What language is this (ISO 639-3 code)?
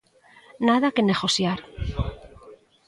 glg